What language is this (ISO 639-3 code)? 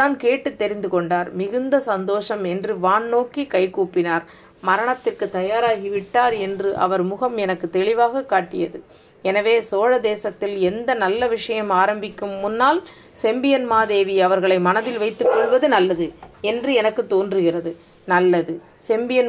tam